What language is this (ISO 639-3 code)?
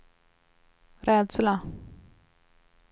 swe